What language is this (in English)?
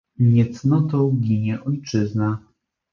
Polish